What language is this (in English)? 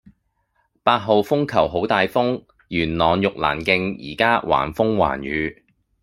Cantonese